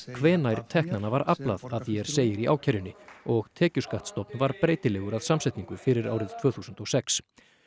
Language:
Icelandic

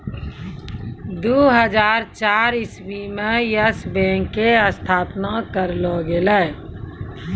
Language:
Maithili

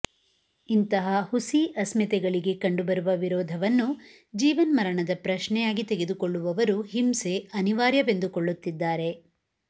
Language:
Kannada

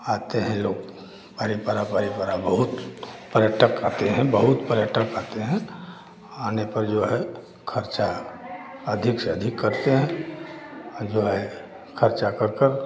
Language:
Hindi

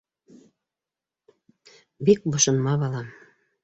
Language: Bashkir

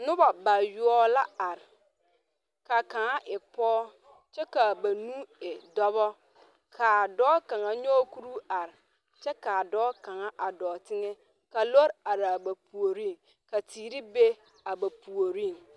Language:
Southern Dagaare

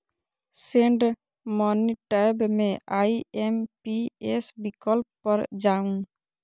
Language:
Maithili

